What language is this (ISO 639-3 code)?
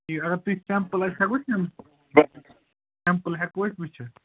kas